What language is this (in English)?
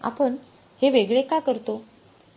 Marathi